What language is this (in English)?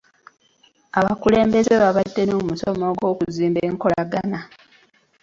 Ganda